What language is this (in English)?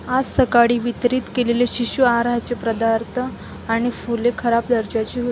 Marathi